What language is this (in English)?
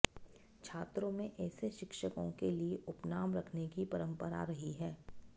Sanskrit